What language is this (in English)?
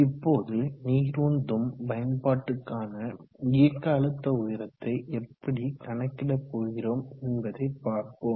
Tamil